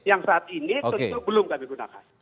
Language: Indonesian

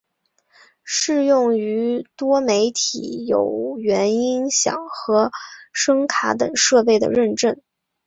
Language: Chinese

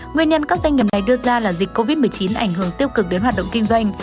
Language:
Vietnamese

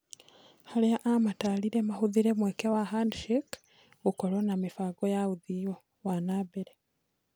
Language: Kikuyu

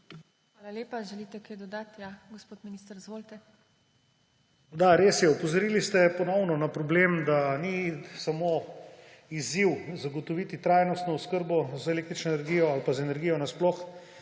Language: Slovenian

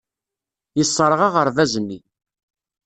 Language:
Kabyle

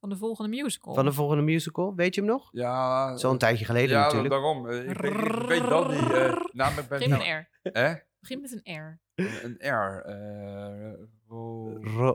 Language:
Dutch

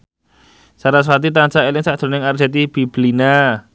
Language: Javanese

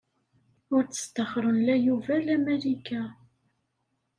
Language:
Kabyle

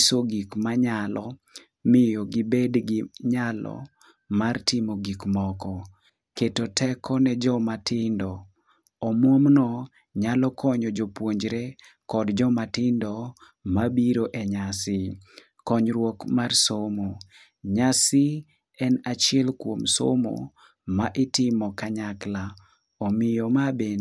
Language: Luo (Kenya and Tanzania)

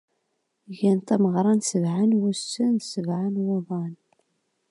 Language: Kabyle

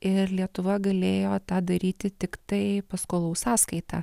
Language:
Lithuanian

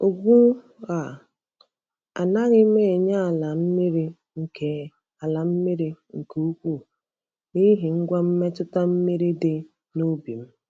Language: Igbo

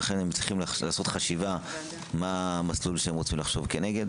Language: Hebrew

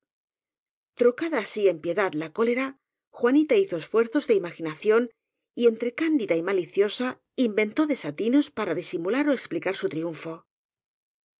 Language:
Spanish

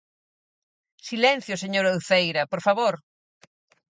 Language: Galician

